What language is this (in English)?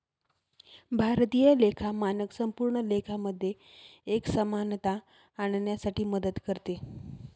Marathi